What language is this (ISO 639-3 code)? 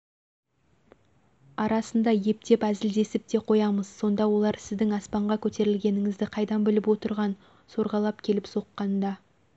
kaz